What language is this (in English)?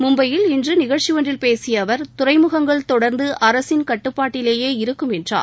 Tamil